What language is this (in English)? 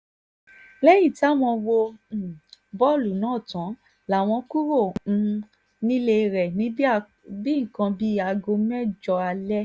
Yoruba